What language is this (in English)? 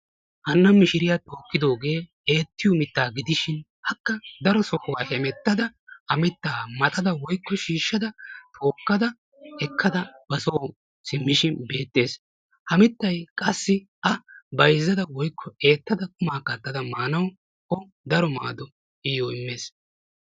Wolaytta